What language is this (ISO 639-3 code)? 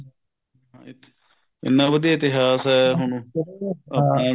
pan